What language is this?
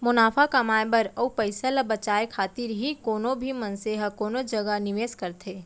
Chhattisgarhi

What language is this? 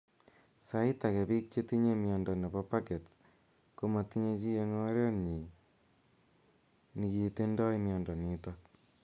Kalenjin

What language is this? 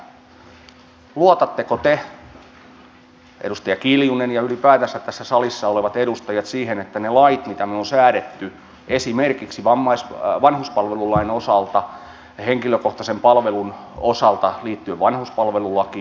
Finnish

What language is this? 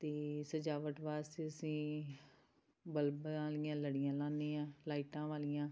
Punjabi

